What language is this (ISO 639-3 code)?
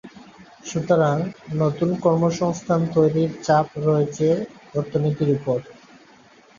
ben